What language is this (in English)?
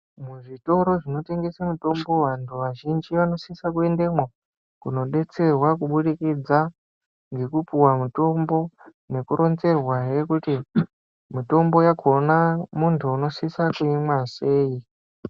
Ndau